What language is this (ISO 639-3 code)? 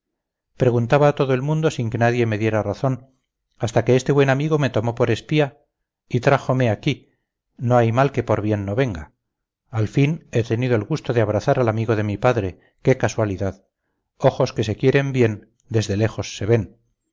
spa